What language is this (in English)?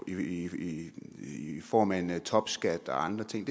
Danish